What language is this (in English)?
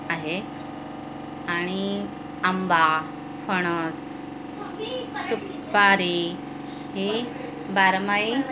Marathi